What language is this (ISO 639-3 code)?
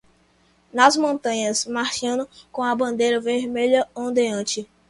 por